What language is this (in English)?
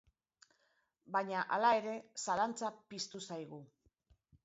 Basque